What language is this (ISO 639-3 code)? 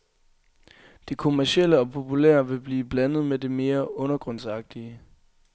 dan